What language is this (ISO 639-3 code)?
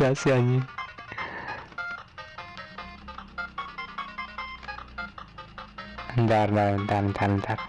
ind